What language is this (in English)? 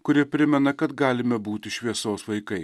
Lithuanian